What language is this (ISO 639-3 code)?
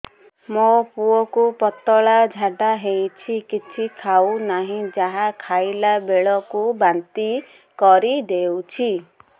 ori